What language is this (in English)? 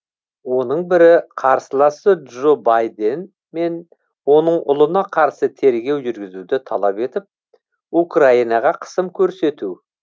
Kazakh